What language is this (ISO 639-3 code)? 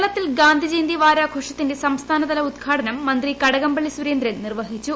mal